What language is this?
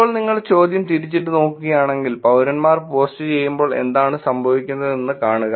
Malayalam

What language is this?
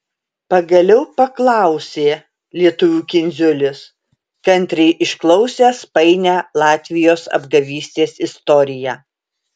Lithuanian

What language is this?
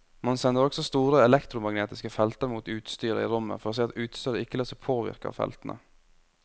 Norwegian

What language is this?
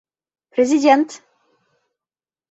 Bashkir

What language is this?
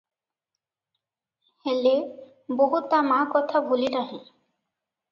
Odia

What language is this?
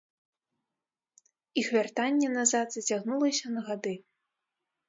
Belarusian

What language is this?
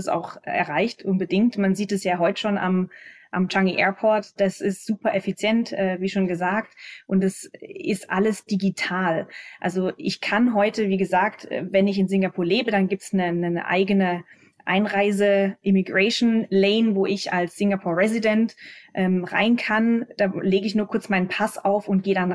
German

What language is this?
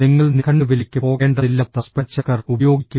Malayalam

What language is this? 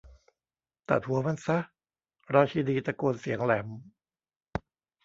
Thai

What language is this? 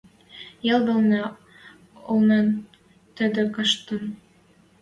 Western Mari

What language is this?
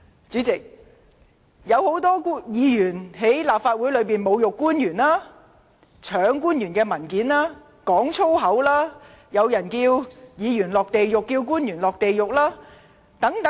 Cantonese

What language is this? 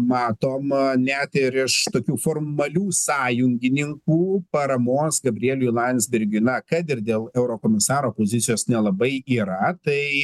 Lithuanian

